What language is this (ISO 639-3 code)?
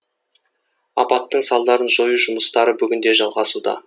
kaz